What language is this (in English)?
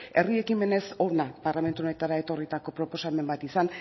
Basque